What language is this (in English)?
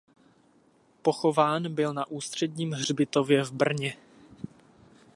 Czech